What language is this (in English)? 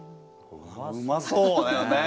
Japanese